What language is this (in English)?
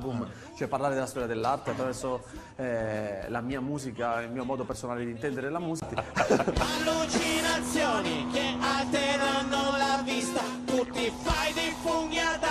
Italian